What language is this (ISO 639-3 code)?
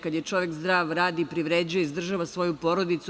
srp